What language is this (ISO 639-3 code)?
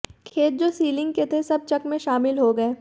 hin